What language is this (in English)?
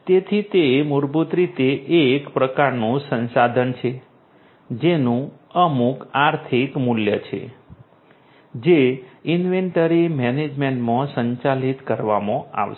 Gujarati